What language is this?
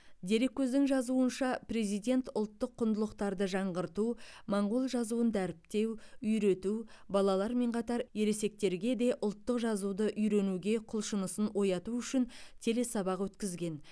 Kazakh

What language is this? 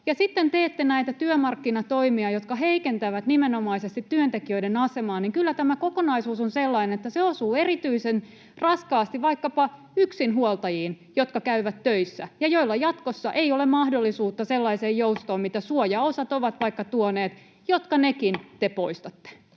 Finnish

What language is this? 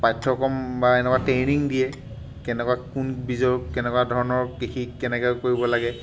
Assamese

